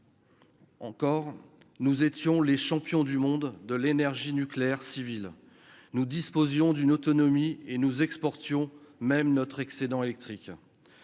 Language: French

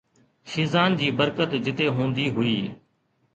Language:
Sindhi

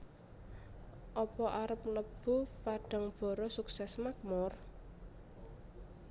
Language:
Javanese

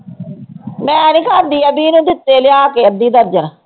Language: Punjabi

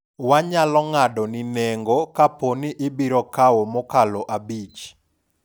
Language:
Luo (Kenya and Tanzania)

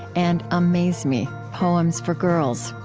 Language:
English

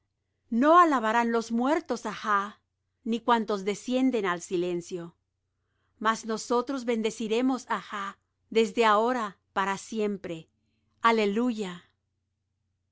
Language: Spanish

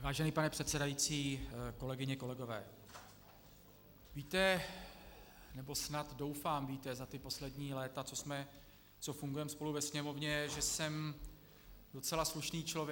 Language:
Czech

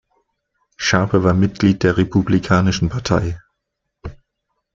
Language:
German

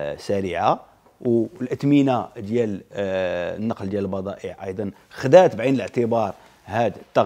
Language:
Arabic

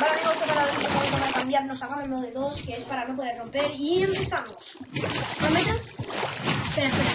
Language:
Spanish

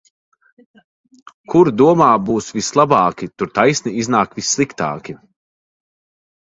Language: Latvian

